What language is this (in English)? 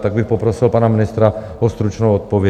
Czech